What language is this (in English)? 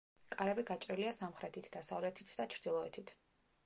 Georgian